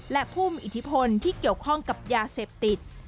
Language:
Thai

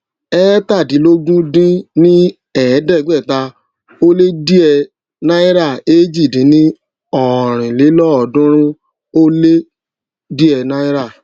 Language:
Yoruba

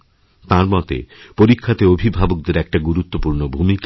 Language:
Bangla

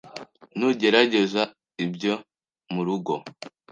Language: Kinyarwanda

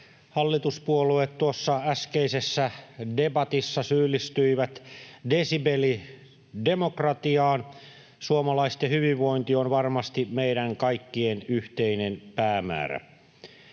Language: Finnish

